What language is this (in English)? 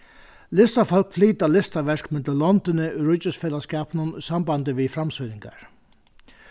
Faroese